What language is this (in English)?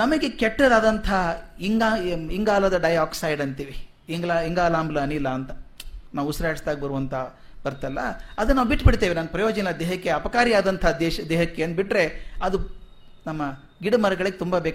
Kannada